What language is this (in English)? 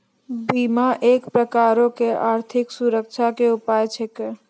Maithili